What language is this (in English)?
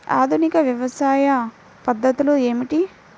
Telugu